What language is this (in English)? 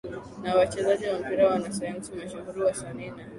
Swahili